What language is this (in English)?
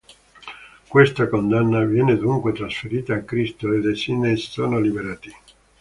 Italian